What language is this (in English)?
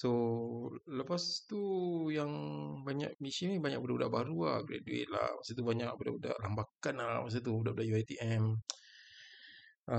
Malay